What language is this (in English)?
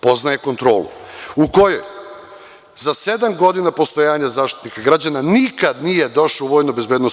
Serbian